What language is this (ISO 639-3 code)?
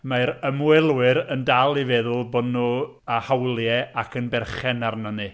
cym